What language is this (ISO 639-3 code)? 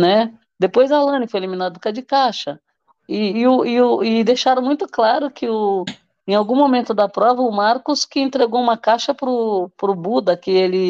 por